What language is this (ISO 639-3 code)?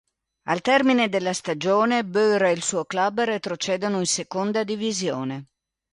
ita